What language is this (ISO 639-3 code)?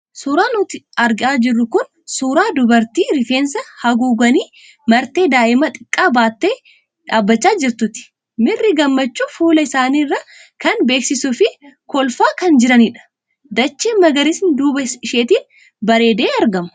orm